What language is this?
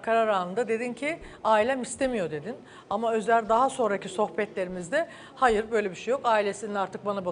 Turkish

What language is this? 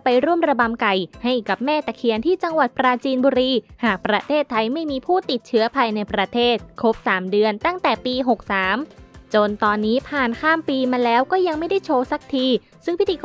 Thai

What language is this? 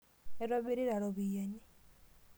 Masai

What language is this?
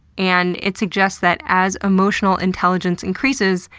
English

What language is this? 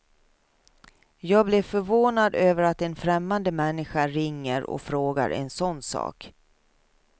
Swedish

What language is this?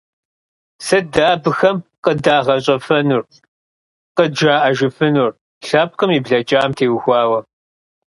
Kabardian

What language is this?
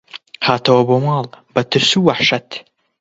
Central Kurdish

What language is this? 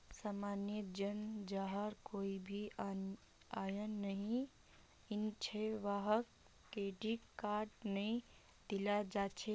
Magahi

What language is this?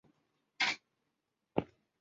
Chinese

